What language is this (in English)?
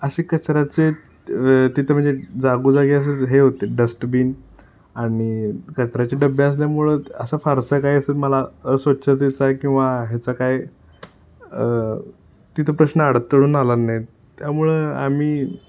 Marathi